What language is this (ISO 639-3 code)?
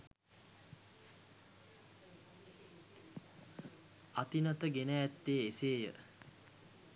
sin